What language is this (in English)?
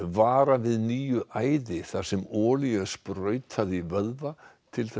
Icelandic